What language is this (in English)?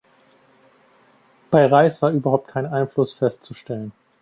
German